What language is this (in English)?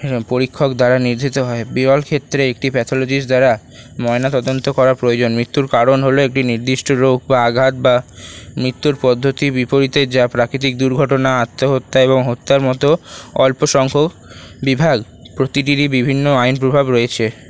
Bangla